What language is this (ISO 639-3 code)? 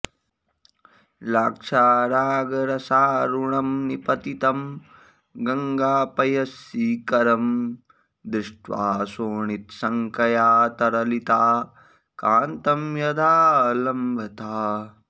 san